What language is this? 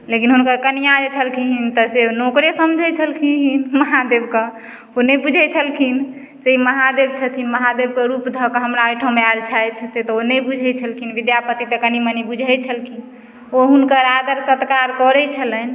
Maithili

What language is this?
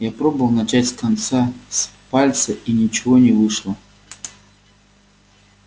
Russian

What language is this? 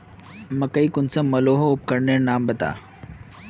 Magahi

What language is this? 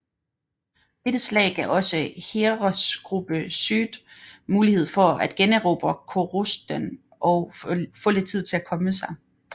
Danish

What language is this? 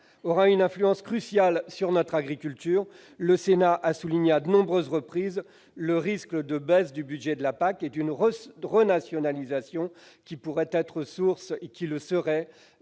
French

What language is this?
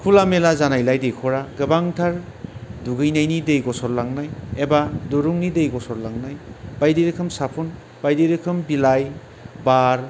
Bodo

